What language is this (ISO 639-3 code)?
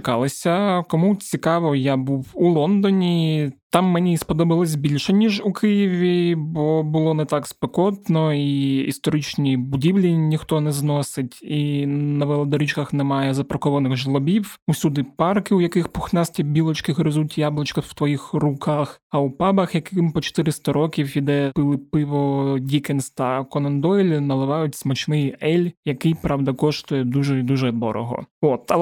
ukr